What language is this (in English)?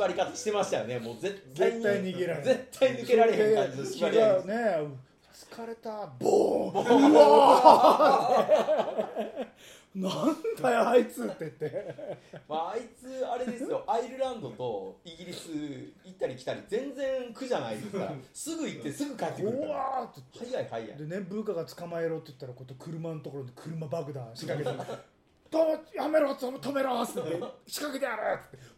Japanese